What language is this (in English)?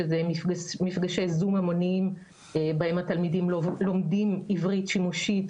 Hebrew